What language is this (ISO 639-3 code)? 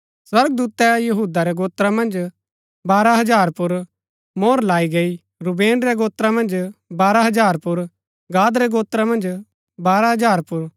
gbk